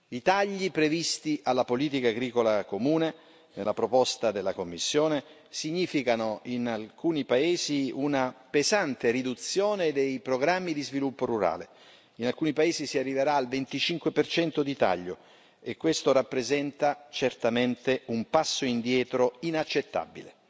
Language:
Italian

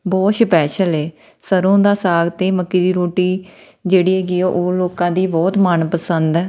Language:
Punjabi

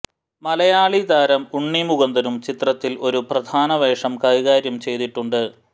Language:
Malayalam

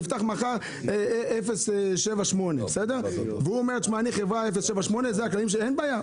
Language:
Hebrew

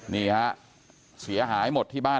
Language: Thai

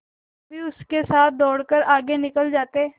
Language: Hindi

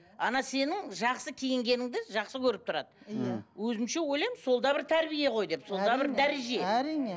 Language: Kazakh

